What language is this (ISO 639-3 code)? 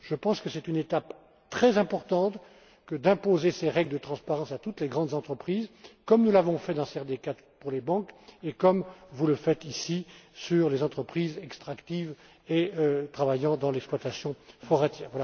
fra